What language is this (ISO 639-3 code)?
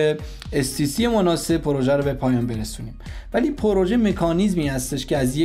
fas